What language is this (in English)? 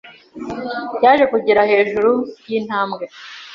Kinyarwanda